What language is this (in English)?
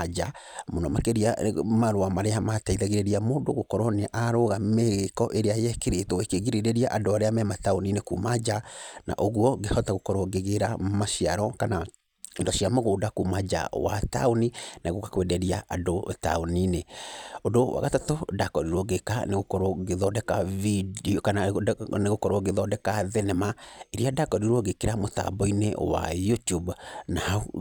Kikuyu